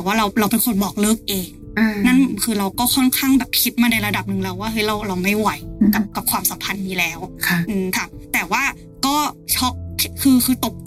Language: Thai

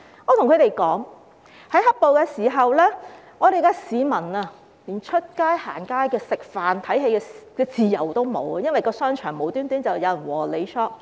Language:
Cantonese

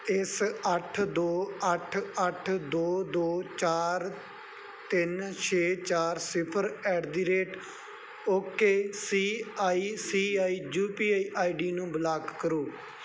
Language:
Punjabi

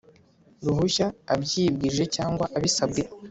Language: Kinyarwanda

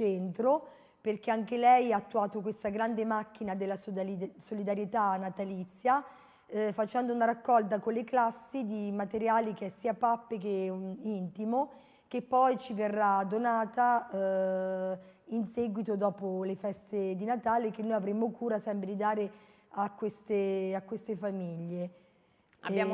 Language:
Italian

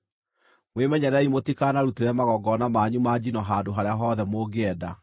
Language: Kikuyu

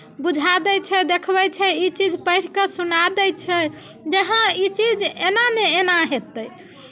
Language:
Maithili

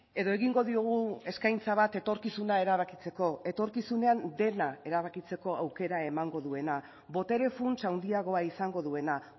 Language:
Basque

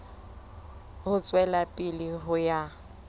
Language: Southern Sotho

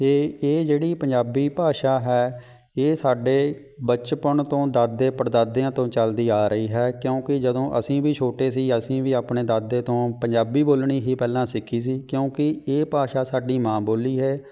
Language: Punjabi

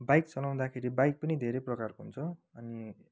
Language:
Nepali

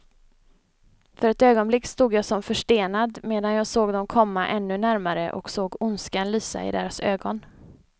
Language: Swedish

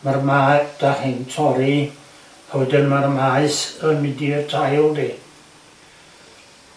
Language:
Welsh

